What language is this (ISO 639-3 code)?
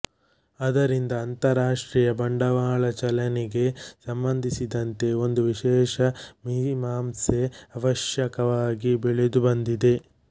kan